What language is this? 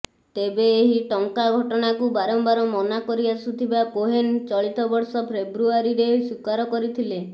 Odia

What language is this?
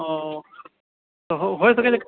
Maithili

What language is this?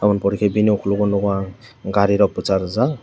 Kok Borok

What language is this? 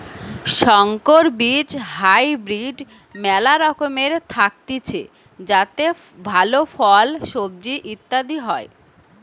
Bangla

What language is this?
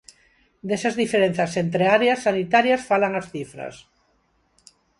Galician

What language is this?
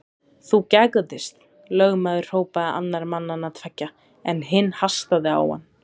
Icelandic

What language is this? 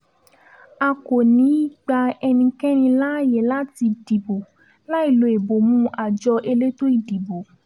Yoruba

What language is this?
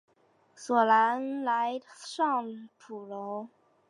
Chinese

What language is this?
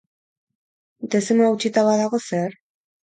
Basque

